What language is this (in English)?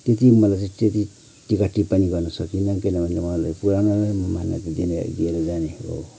Nepali